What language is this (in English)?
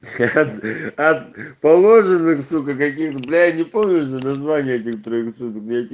Russian